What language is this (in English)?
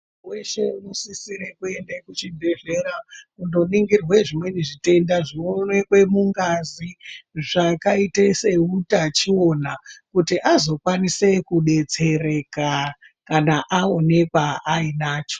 Ndau